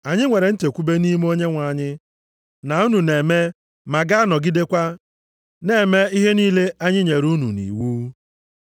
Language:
Igbo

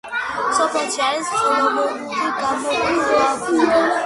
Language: Georgian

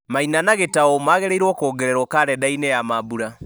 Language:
Kikuyu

